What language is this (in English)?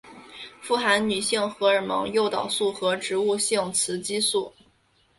Chinese